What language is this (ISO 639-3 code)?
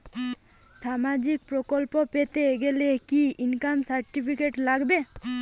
ben